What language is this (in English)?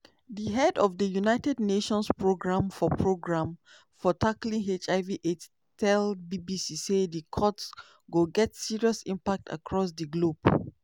Nigerian Pidgin